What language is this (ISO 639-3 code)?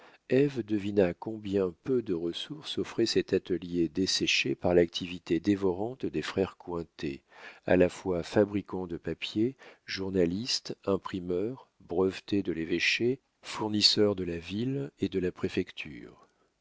fra